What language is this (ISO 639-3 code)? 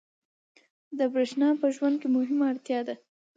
pus